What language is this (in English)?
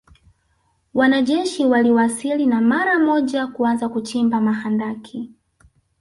Swahili